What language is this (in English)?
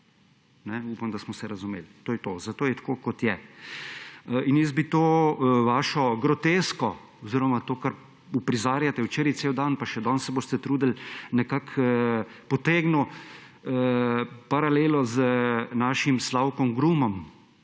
Slovenian